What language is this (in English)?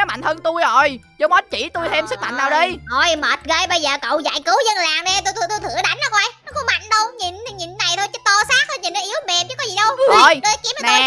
Vietnamese